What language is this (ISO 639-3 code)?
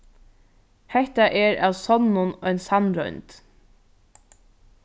fao